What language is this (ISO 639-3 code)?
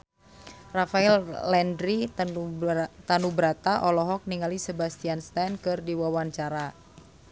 sun